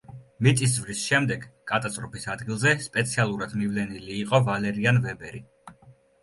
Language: Georgian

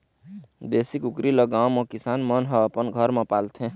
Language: Chhattisgarhi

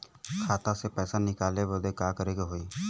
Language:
Bhojpuri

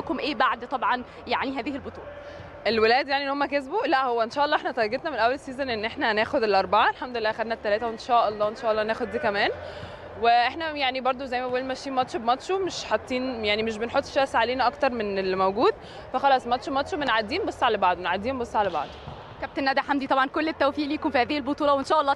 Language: Arabic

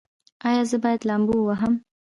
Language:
Pashto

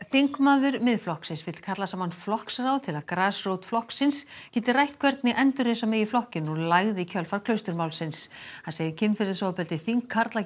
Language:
Icelandic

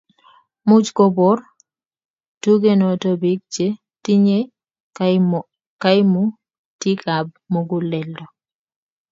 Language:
Kalenjin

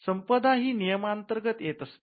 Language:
Marathi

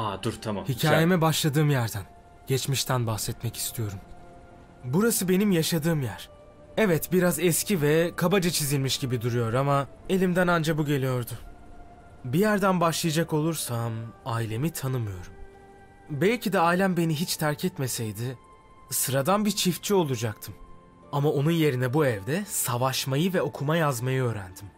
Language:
Turkish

